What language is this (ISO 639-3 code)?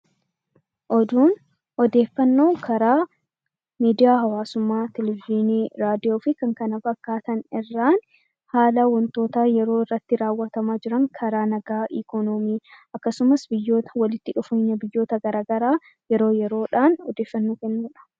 orm